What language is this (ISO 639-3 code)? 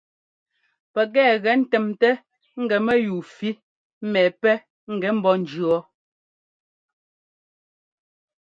jgo